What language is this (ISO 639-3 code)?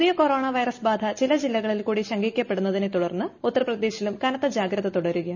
mal